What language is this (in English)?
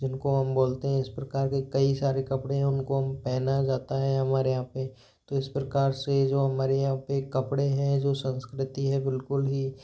Hindi